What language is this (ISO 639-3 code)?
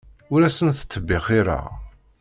kab